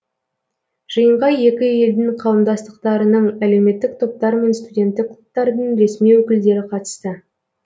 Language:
Kazakh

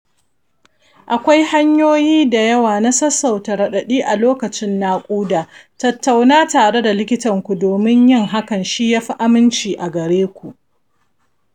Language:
Hausa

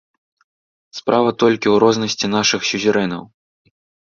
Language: Belarusian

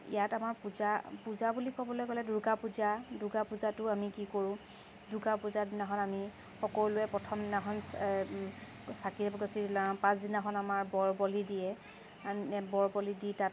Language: Assamese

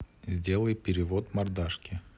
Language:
Russian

